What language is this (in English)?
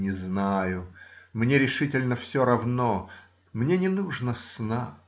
Russian